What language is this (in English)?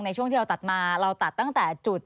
Thai